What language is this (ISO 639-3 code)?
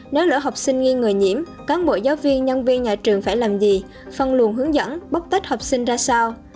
vie